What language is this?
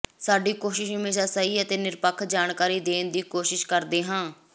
Punjabi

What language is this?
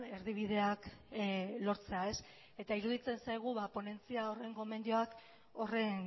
Basque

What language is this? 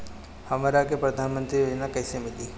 Bhojpuri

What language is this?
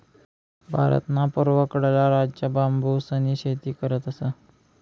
Marathi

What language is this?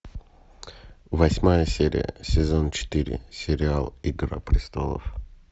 Russian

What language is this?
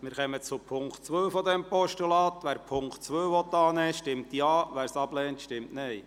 Swiss German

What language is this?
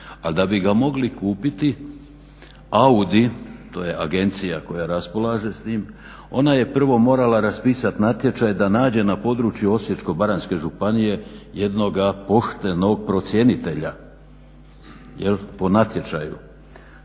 Croatian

